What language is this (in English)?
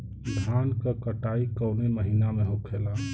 Bhojpuri